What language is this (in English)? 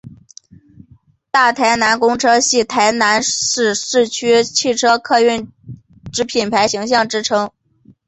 Chinese